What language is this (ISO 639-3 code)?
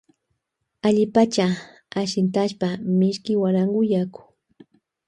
qvj